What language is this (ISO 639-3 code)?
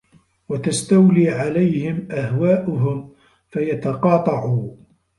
ara